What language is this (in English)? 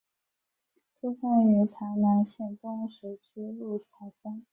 Chinese